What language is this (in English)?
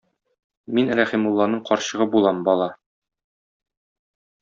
Tatar